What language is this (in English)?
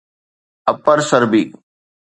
Sindhi